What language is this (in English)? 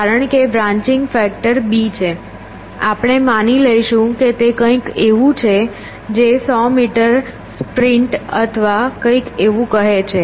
Gujarati